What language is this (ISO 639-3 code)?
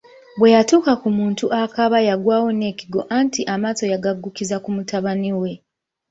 lug